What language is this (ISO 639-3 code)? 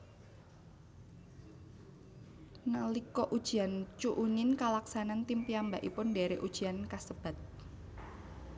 jav